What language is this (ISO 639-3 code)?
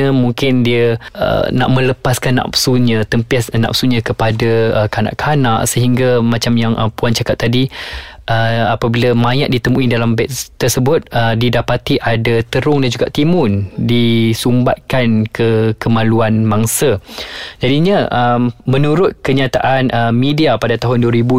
msa